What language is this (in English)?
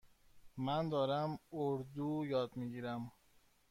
Persian